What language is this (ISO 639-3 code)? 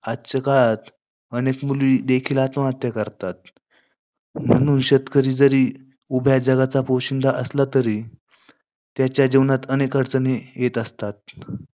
mar